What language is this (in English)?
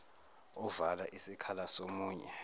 Zulu